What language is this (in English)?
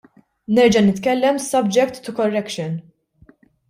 Maltese